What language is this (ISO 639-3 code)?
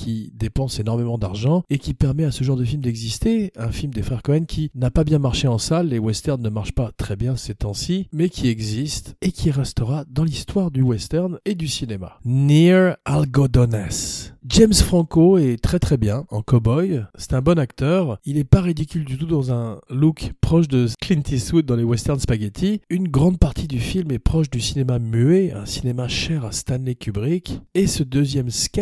fra